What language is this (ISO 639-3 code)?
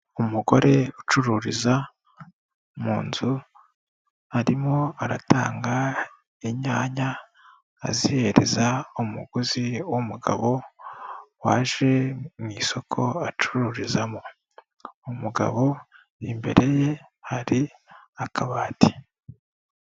kin